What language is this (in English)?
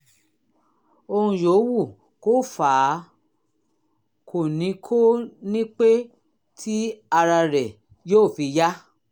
Yoruba